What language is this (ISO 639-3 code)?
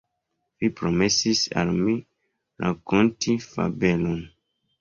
epo